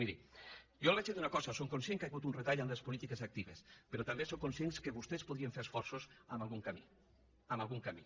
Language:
Catalan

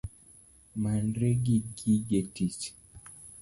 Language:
Luo (Kenya and Tanzania)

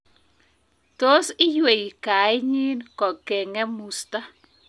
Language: Kalenjin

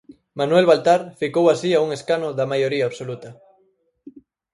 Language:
Galician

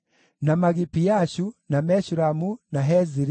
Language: Kikuyu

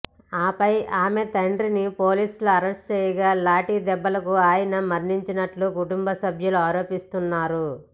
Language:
Telugu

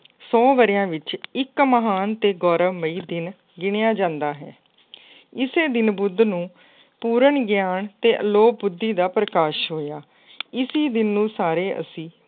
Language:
Punjabi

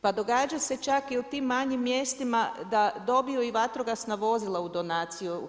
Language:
Croatian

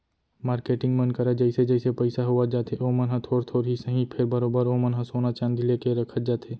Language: Chhattisgarhi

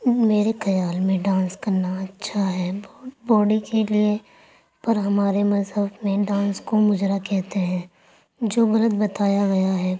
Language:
Urdu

